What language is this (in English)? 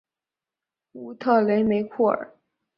Chinese